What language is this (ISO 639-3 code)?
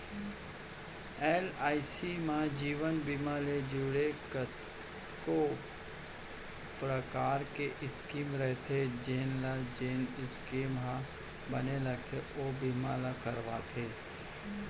hne